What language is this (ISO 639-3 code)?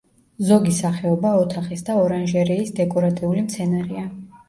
kat